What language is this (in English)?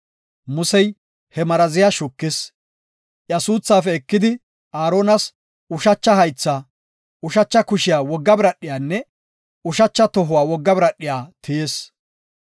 Gofa